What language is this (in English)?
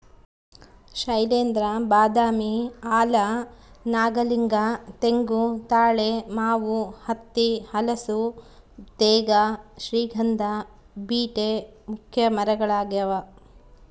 Kannada